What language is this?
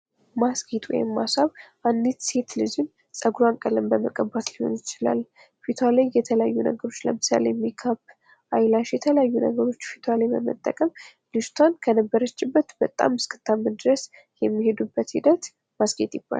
Amharic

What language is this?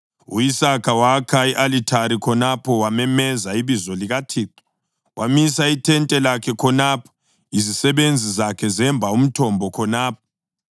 North Ndebele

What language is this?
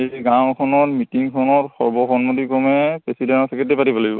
Assamese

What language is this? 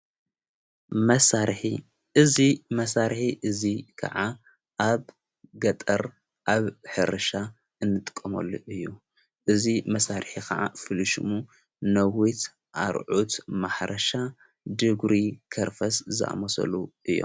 Tigrinya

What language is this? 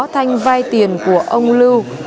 Vietnamese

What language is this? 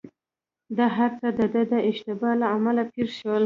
Pashto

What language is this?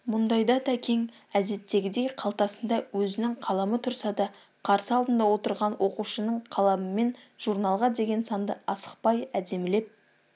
Kazakh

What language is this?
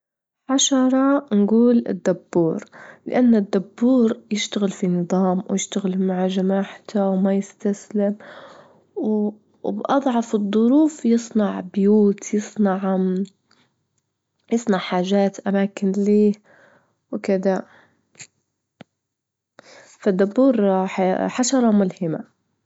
Libyan Arabic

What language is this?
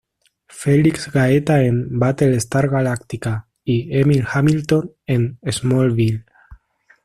Spanish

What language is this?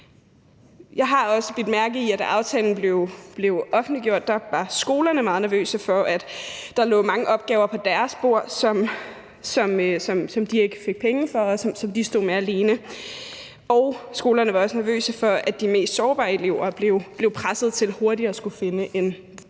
Danish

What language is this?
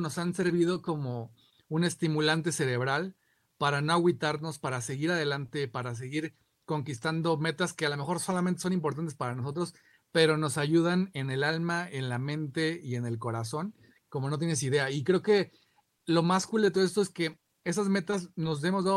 Spanish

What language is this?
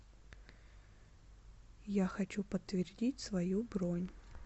Russian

